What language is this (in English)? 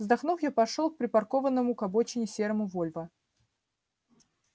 Russian